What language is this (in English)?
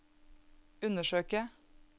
Norwegian